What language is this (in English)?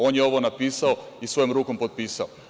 Serbian